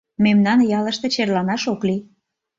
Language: Mari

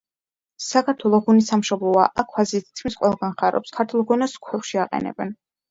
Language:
Georgian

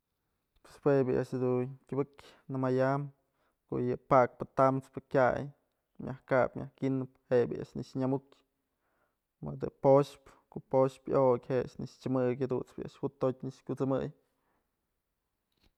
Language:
Mazatlán Mixe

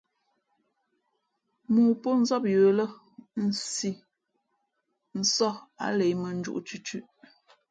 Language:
Fe'fe'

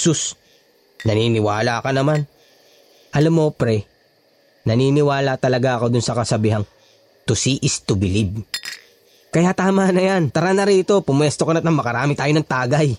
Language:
Filipino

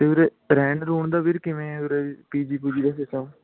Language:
Punjabi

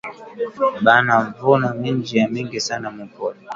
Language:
Swahili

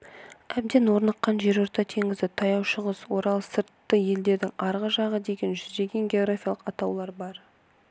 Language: Kazakh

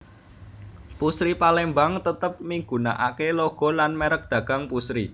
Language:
Javanese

